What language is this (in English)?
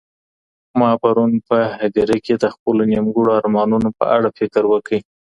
Pashto